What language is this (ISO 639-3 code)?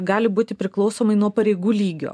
lit